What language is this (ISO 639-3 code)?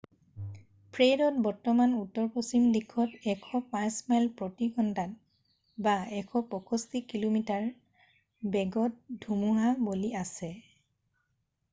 asm